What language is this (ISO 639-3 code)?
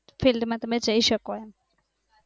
guj